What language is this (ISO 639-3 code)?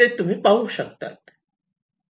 mar